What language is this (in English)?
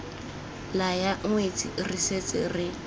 Tswana